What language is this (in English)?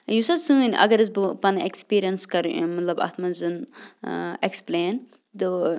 Kashmiri